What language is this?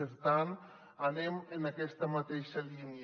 Catalan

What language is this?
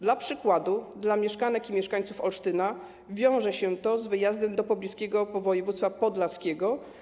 Polish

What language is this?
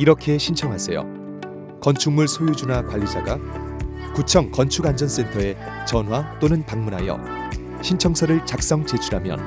Korean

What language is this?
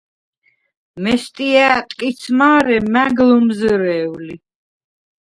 Svan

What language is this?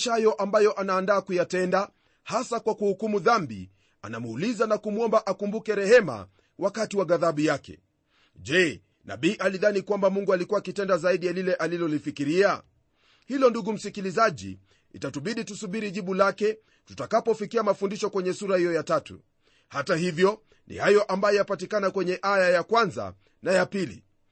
Swahili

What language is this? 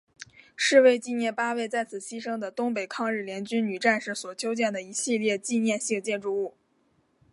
Chinese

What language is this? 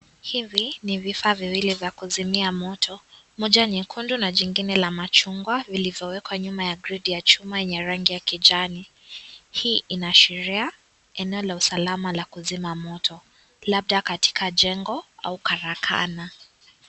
Swahili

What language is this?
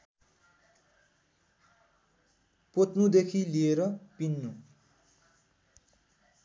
Nepali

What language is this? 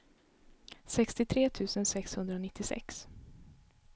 Swedish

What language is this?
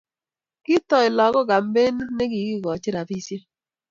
Kalenjin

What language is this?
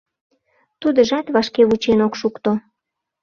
Mari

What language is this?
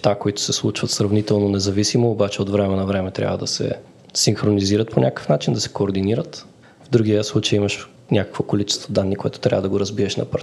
Bulgarian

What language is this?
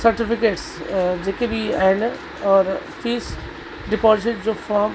Sindhi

